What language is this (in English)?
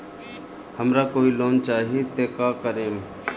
Bhojpuri